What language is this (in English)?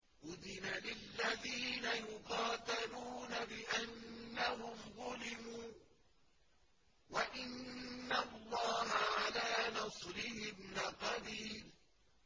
Arabic